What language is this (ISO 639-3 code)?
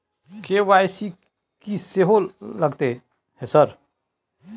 mai